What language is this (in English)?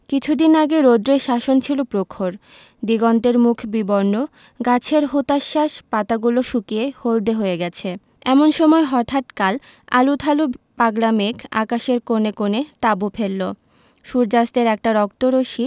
Bangla